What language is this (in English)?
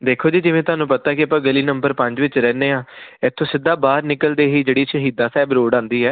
Punjabi